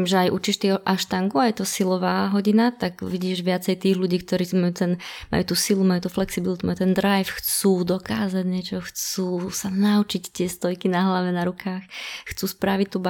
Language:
Slovak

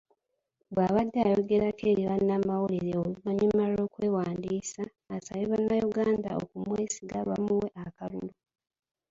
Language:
Ganda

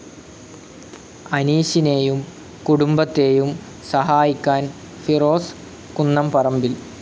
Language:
Malayalam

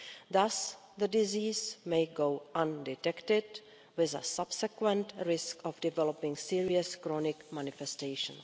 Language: English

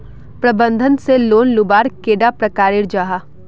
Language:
Magahi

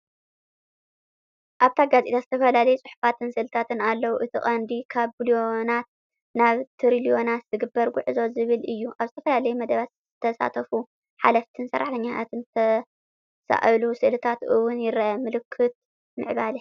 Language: Tigrinya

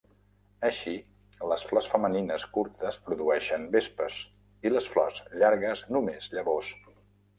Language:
Catalan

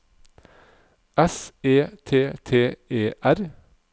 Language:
Norwegian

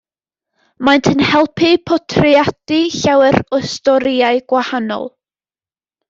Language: Welsh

